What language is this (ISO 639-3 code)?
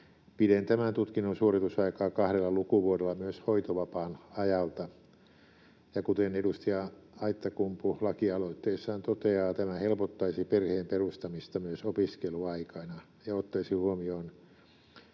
fin